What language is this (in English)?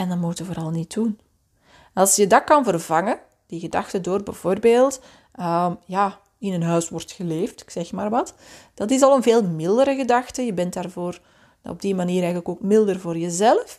Dutch